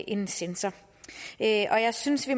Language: Danish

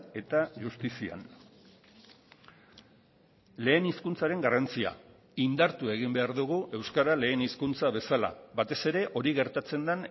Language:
Basque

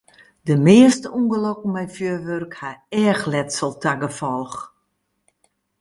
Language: Western Frisian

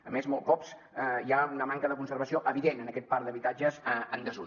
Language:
Catalan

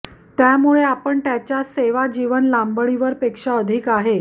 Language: Marathi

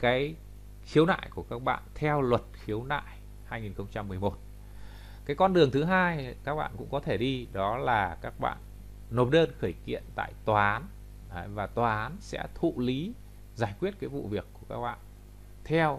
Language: Vietnamese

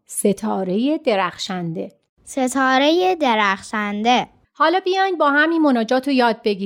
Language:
Persian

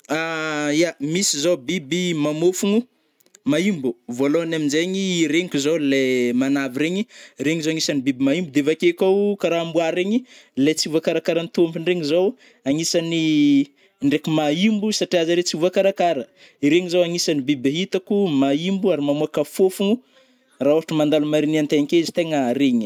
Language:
Northern Betsimisaraka Malagasy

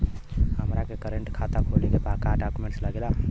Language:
Bhojpuri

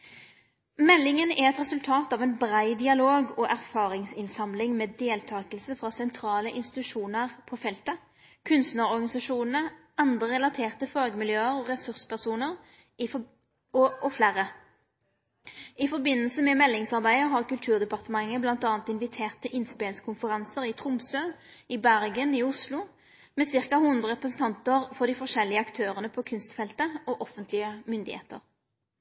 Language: Norwegian Nynorsk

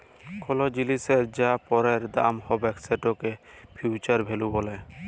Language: Bangla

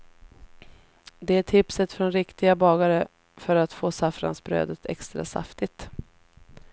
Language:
Swedish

